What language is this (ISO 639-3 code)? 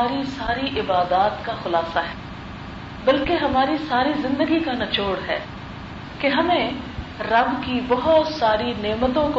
urd